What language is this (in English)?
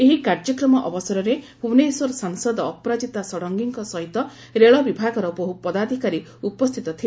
Odia